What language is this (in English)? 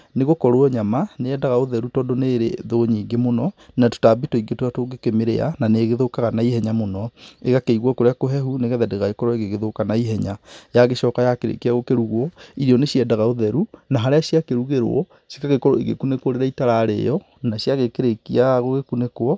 Kikuyu